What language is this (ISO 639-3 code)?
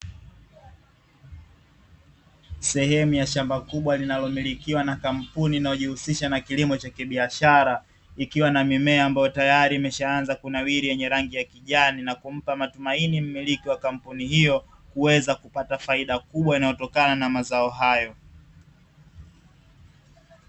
swa